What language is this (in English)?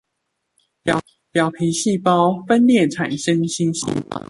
Chinese